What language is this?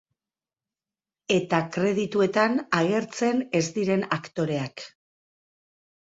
Basque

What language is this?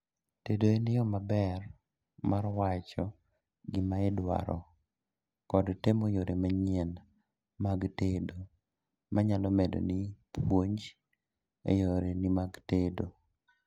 Luo (Kenya and Tanzania)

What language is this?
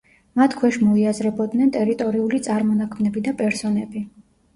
Georgian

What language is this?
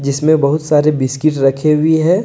Hindi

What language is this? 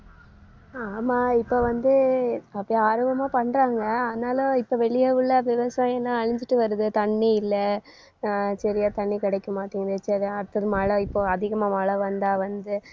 Tamil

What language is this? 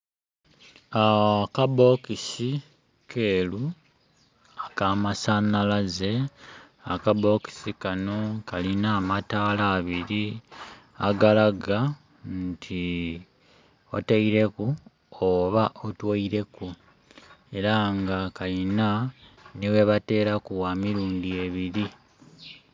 Soga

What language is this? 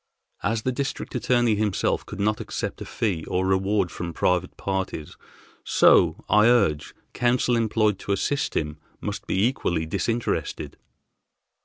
English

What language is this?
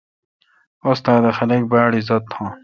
Kalkoti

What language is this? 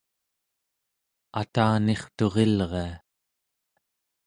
Central Yupik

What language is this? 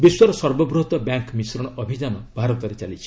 Odia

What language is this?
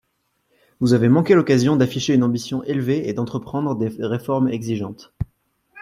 French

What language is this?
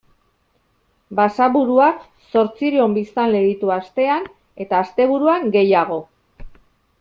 Basque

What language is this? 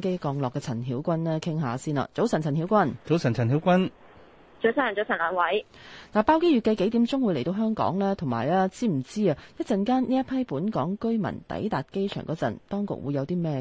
Chinese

